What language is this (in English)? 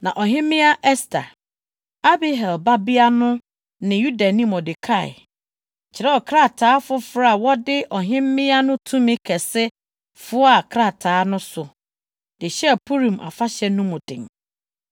Akan